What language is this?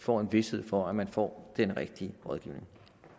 Danish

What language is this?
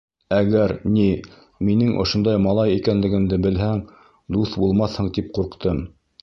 Bashkir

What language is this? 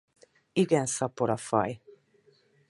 Hungarian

